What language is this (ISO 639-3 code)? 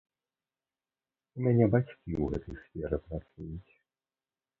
bel